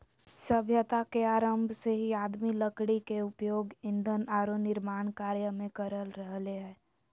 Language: Magahi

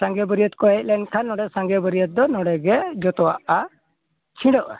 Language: Santali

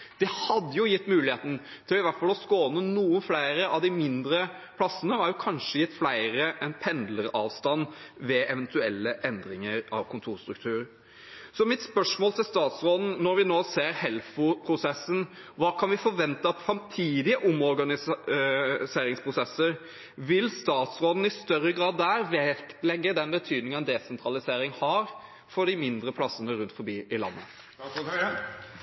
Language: Norwegian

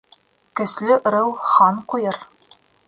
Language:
Bashkir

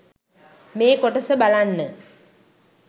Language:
Sinhala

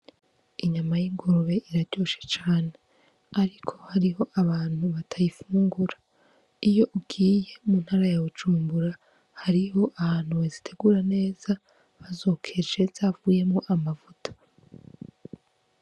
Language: Rundi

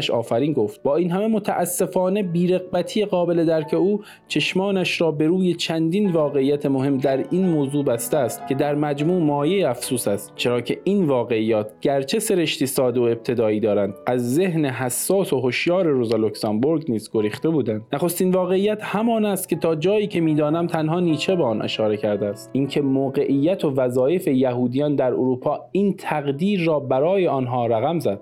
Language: Persian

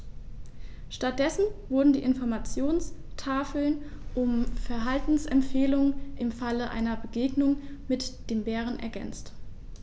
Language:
German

